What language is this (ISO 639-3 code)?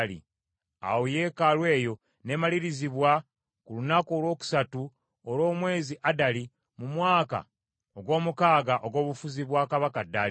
lug